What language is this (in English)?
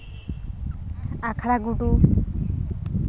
Santali